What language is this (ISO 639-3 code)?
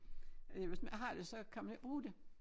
dan